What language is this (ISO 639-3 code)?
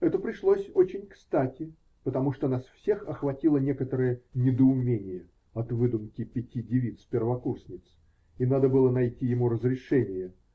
rus